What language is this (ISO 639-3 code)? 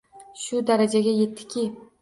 uzb